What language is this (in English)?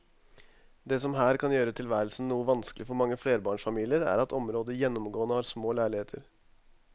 Norwegian